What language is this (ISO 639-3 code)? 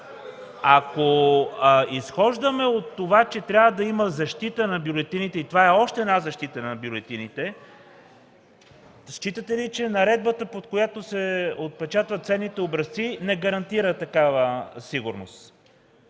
bul